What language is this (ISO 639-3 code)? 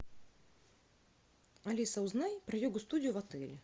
rus